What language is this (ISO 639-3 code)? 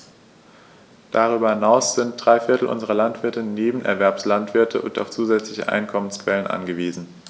deu